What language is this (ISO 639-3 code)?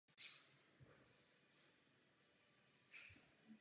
ces